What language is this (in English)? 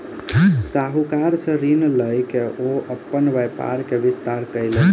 Maithili